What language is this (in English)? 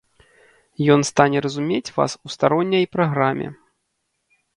Belarusian